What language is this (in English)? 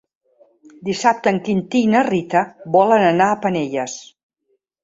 Catalan